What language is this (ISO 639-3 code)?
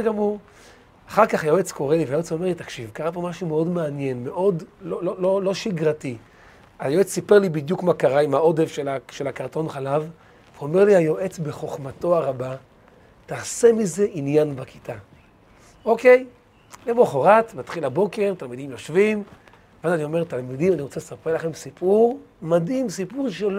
heb